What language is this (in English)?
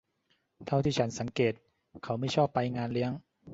Thai